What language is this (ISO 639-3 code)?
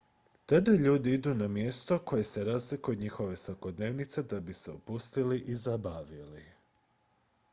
hrv